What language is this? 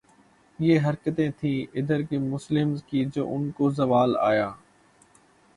Urdu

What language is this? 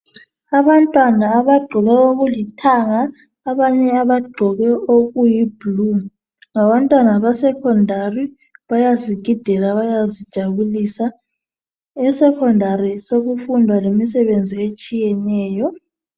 North Ndebele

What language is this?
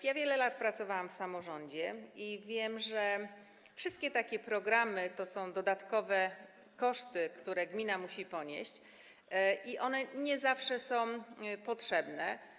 Polish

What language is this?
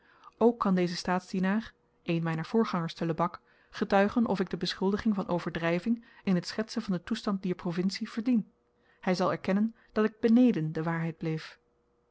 Dutch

